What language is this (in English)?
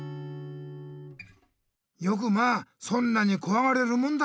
Japanese